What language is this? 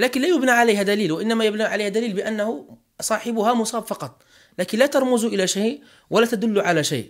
Arabic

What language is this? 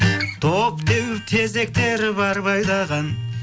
Kazakh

